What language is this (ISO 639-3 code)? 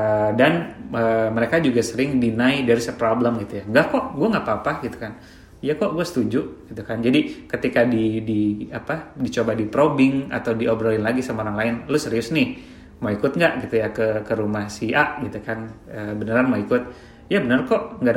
ind